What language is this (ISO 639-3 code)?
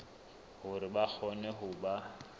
sot